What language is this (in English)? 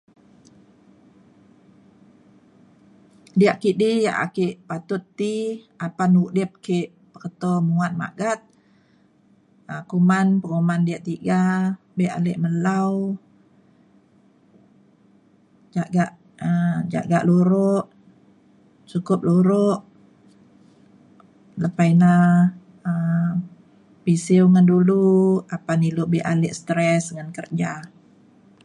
Mainstream Kenyah